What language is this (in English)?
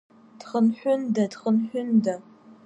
Abkhazian